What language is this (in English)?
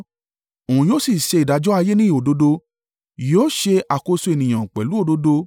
Yoruba